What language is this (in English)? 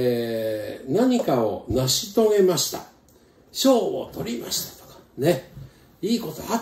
Japanese